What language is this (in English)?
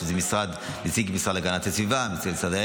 Hebrew